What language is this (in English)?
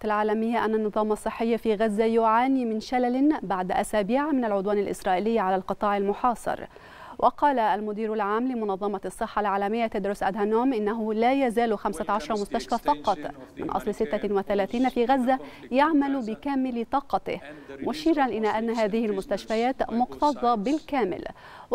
Arabic